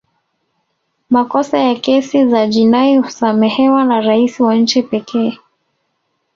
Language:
Swahili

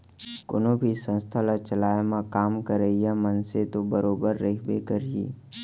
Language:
Chhattisgarhi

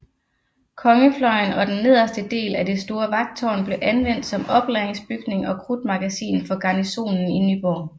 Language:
Danish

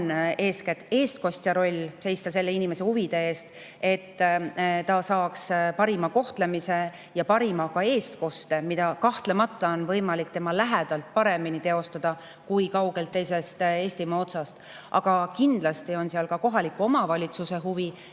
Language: Estonian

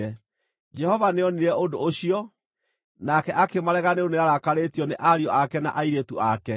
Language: Kikuyu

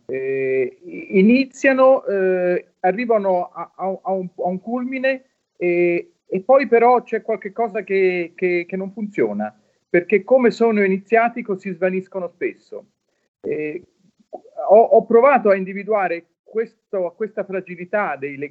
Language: Italian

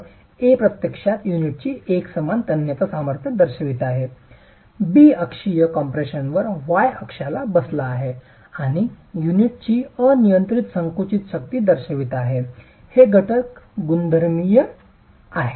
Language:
Marathi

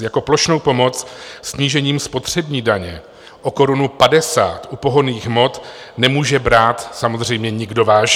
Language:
Czech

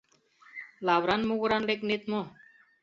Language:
Mari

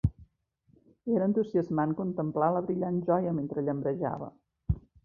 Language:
Catalan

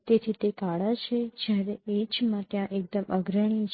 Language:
Gujarati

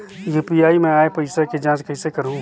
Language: Chhattisgarhi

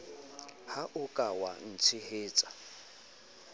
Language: Southern Sotho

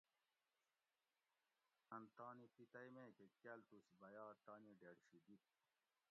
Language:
Gawri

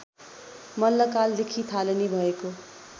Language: Nepali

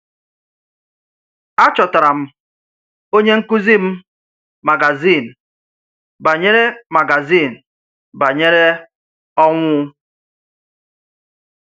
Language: Igbo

